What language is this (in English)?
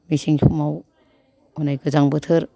Bodo